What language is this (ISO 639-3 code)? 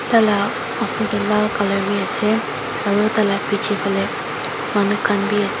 nag